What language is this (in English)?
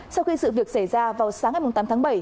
Vietnamese